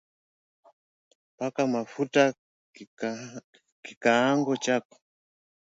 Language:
Swahili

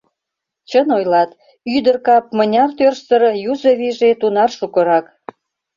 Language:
Mari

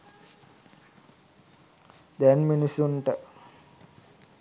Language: Sinhala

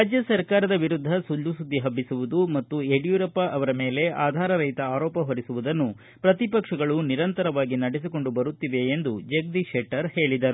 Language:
Kannada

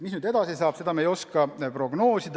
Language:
Estonian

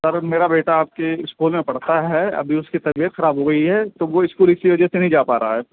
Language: Urdu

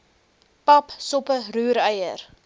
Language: Afrikaans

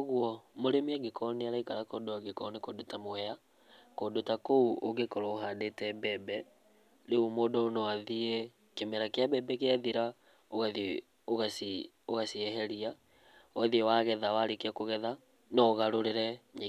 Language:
Kikuyu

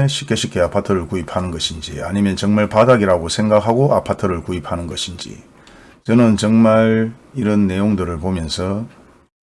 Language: Korean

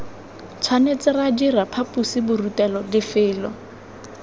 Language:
Tswana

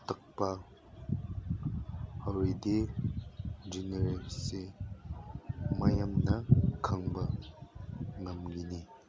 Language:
Manipuri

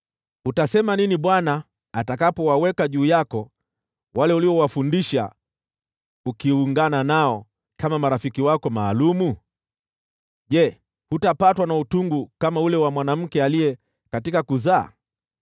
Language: Swahili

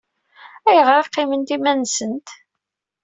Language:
Kabyle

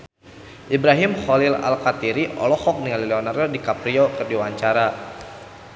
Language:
Sundanese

